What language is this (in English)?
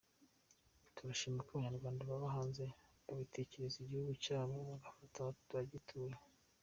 Kinyarwanda